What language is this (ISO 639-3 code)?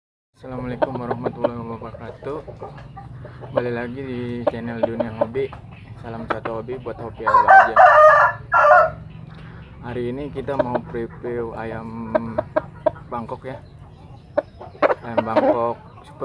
ind